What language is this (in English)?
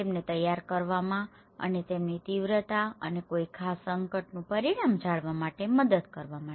Gujarati